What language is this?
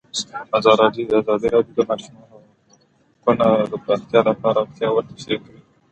Pashto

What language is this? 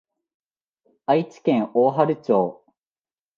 Japanese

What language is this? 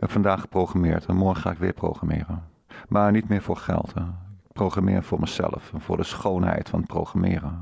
Dutch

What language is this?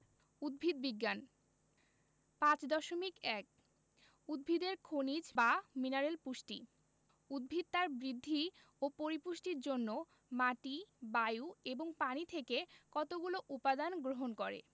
Bangla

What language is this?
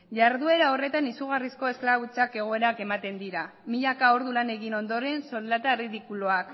Basque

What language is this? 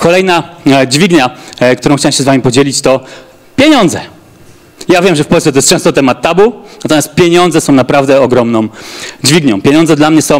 Polish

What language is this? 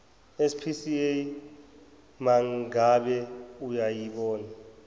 Zulu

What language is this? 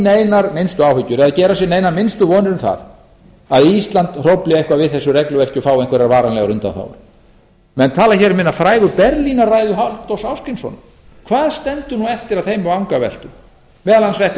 Icelandic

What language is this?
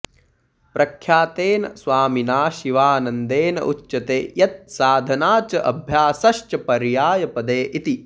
Sanskrit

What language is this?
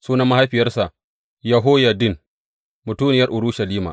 Hausa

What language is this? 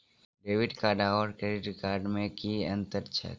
Maithili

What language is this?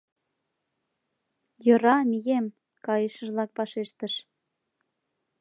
Mari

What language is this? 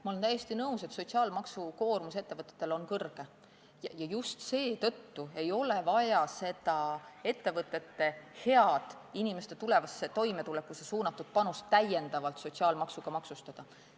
Estonian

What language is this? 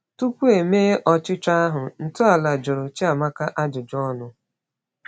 Igbo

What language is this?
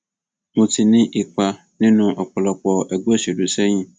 Yoruba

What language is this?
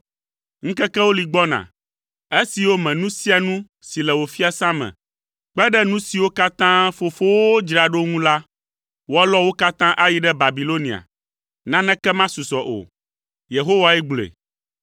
Ewe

